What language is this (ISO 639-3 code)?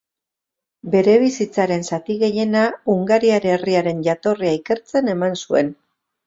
eus